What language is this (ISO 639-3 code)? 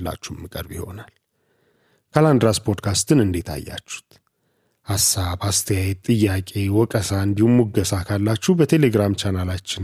amh